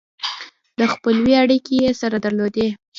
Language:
Pashto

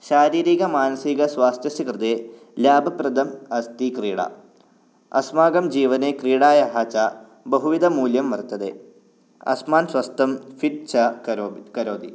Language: Sanskrit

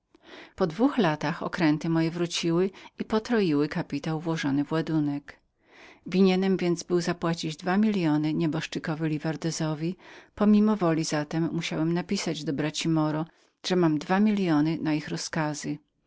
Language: Polish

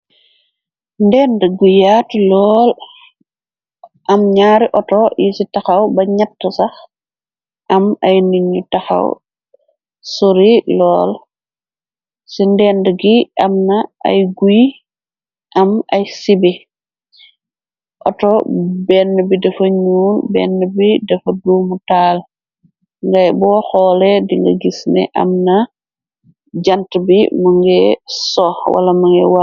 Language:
Wolof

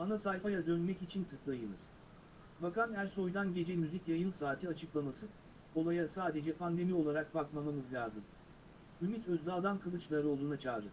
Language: Turkish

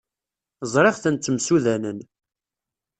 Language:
Kabyle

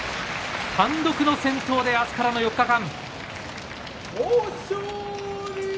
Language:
Japanese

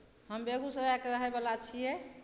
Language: Maithili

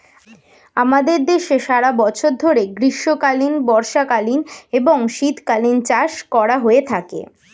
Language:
Bangla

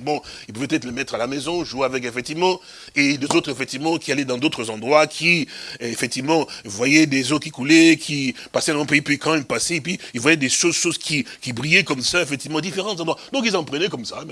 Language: French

